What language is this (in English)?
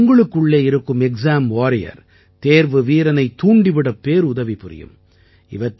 Tamil